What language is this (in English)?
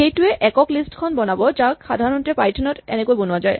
Assamese